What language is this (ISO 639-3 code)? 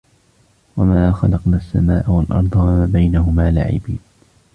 ara